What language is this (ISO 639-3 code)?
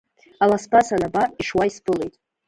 abk